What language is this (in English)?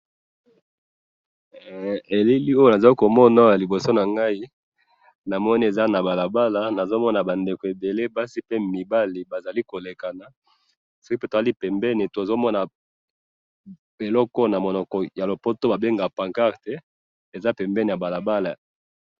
Lingala